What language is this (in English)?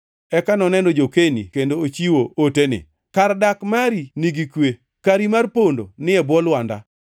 Luo (Kenya and Tanzania)